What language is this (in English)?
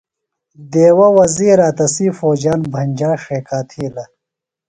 Phalura